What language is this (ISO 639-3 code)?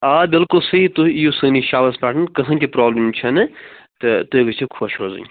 kas